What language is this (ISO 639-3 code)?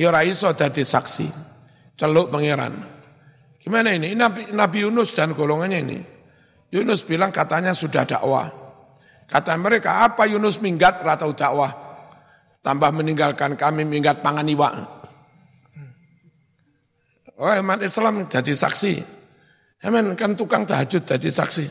ind